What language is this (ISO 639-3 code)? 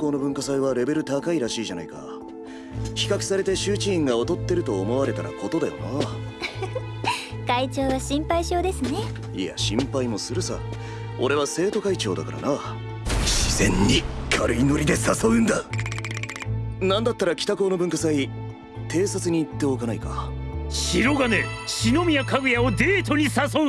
jpn